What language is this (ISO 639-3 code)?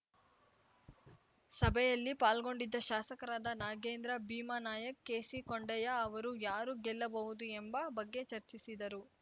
kan